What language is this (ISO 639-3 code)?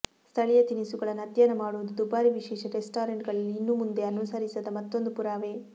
kan